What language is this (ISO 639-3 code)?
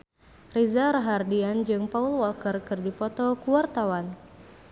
sun